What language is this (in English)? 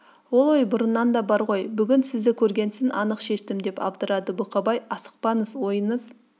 Kazakh